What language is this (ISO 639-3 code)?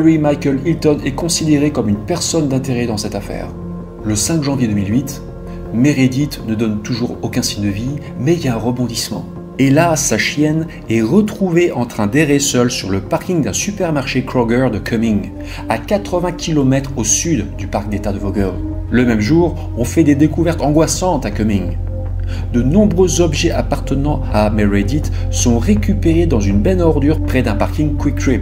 fra